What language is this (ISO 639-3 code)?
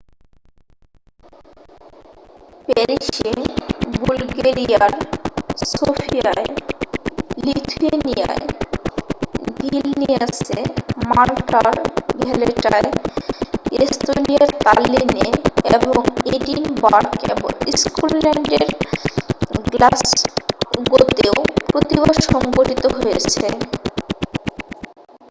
ben